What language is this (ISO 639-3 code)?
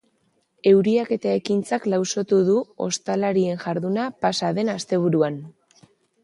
eus